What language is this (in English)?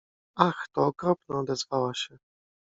Polish